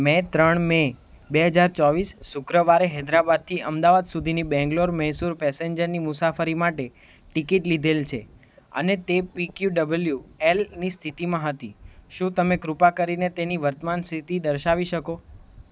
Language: Gujarati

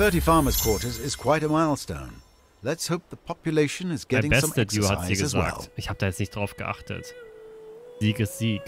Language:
German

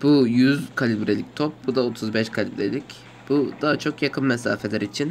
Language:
Turkish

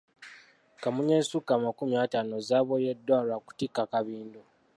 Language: Ganda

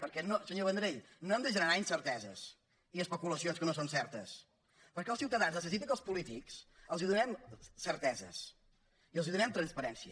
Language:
Catalan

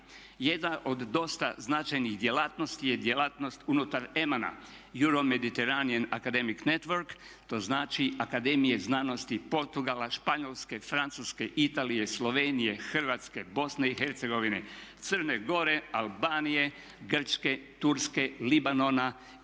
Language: Croatian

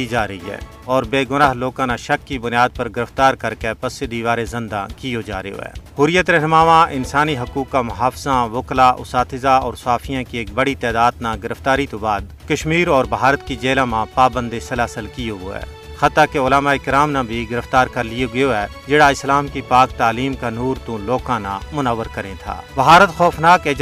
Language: Urdu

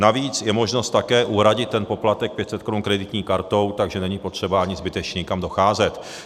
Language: Czech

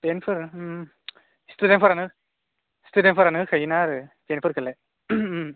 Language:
Bodo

